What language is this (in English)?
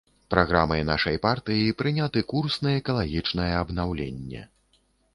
Belarusian